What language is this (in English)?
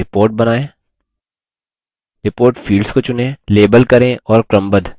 Hindi